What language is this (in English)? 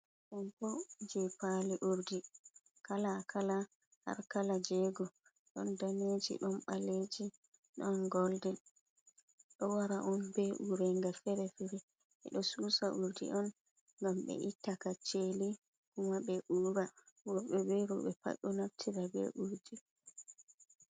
Fula